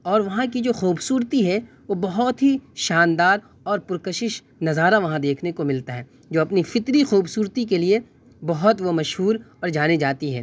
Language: Urdu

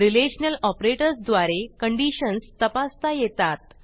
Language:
Marathi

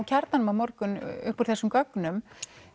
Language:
Icelandic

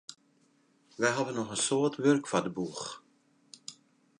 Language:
Western Frisian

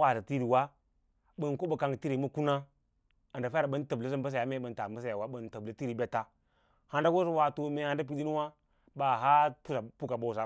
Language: Lala-Roba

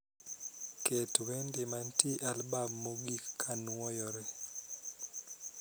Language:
Luo (Kenya and Tanzania)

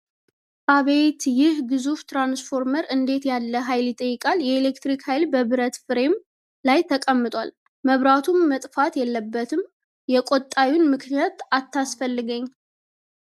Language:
Amharic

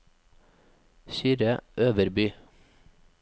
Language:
Norwegian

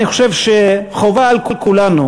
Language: Hebrew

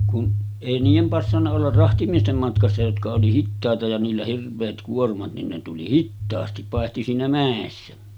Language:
Finnish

